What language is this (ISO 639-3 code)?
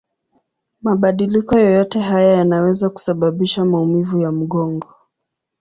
swa